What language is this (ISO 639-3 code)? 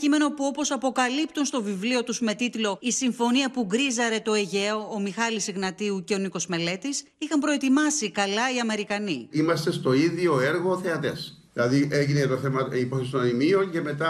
ell